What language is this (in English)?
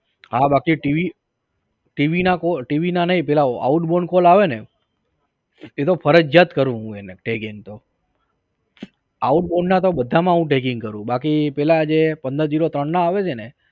Gujarati